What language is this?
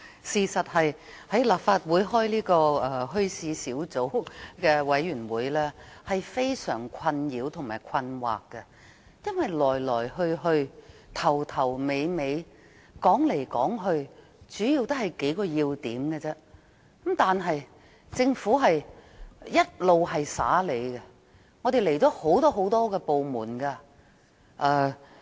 Cantonese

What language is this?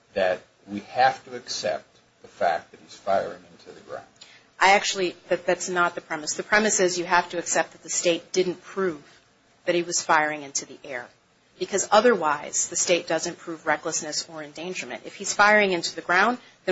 English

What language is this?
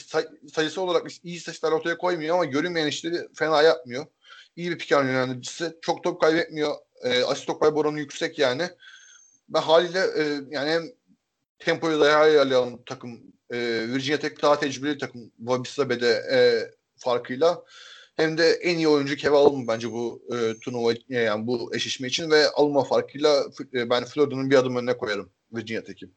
Turkish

